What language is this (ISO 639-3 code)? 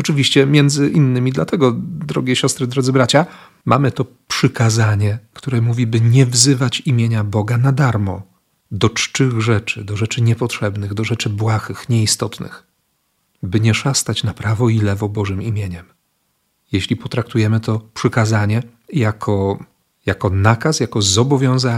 pol